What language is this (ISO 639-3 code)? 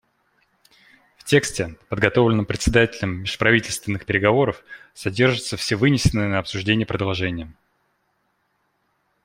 rus